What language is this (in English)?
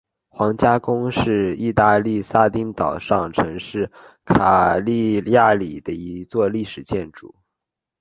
Chinese